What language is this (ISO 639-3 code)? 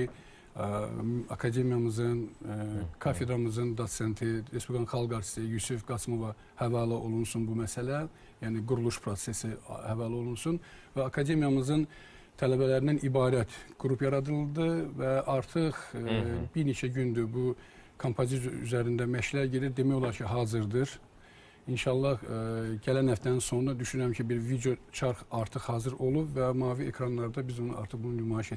tur